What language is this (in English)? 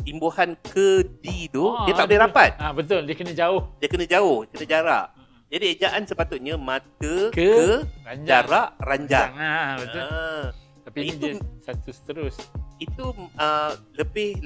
Malay